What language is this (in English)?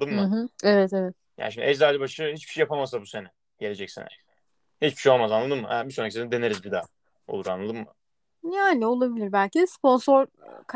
Turkish